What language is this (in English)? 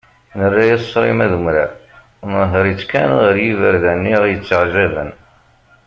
Kabyle